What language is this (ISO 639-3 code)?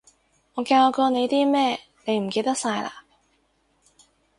yue